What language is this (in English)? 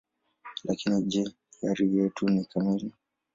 Swahili